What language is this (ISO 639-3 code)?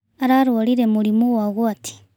kik